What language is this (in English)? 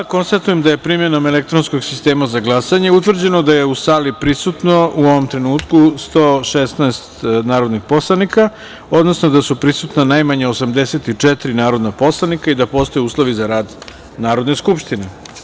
Serbian